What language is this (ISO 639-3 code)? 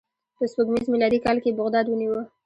pus